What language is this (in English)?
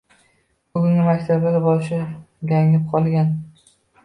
Uzbek